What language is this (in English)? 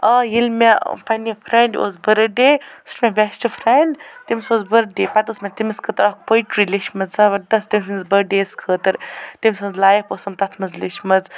Kashmiri